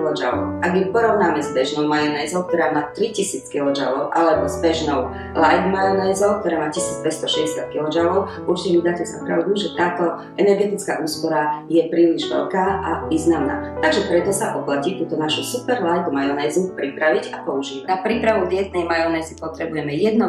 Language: Slovak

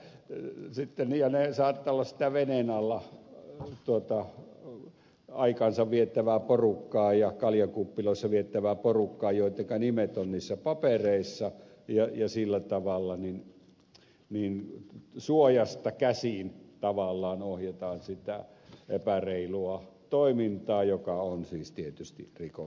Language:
Finnish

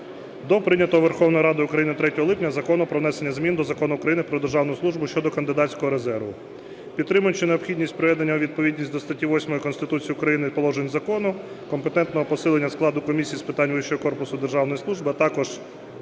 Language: Ukrainian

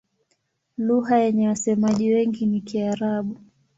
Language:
Swahili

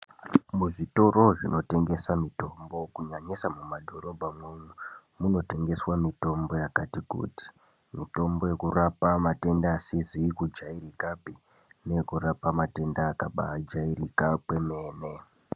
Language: Ndau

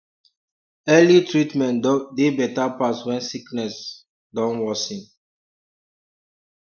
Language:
Nigerian Pidgin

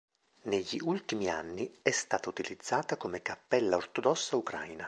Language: Italian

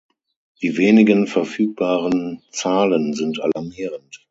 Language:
German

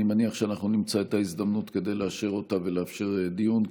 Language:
Hebrew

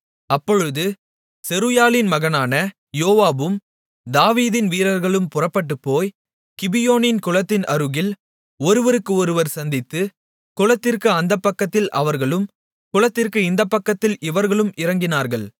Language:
Tamil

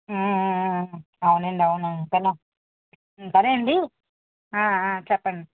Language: Telugu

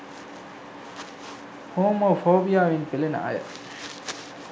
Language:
Sinhala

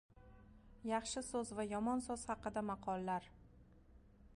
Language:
Uzbek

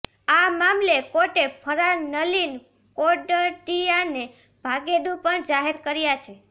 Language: Gujarati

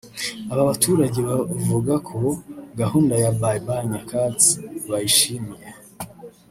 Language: Kinyarwanda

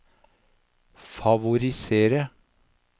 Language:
Norwegian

